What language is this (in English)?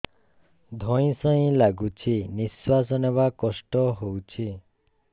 Odia